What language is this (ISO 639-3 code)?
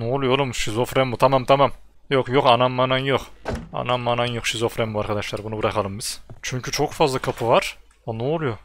tur